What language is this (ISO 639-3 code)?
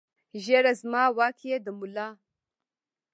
pus